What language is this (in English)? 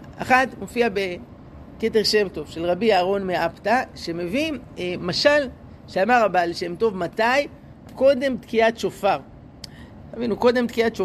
Hebrew